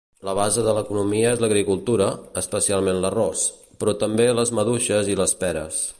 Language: Catalan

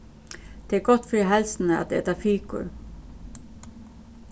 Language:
Faroese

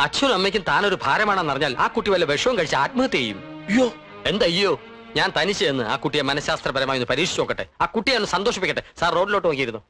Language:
Malayalam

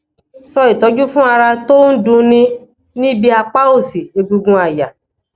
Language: Yoruba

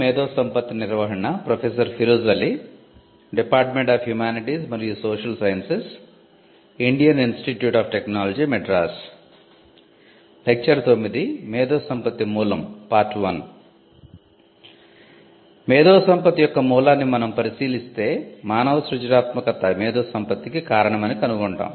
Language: Telugu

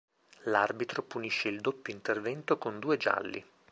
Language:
Italian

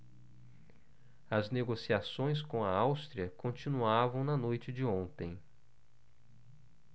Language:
Portuguese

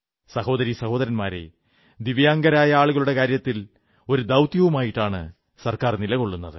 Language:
Malayalam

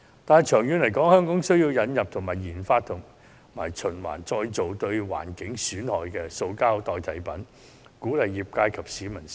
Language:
Cantonese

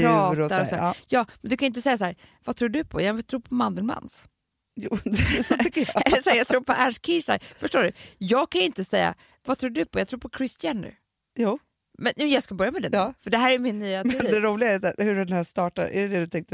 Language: Swedish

